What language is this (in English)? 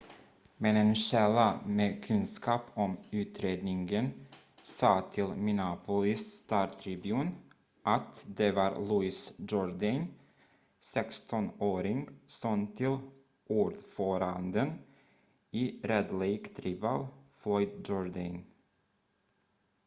Swedish